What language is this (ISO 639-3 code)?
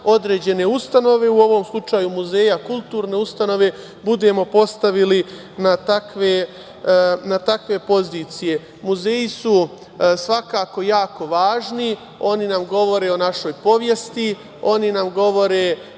srp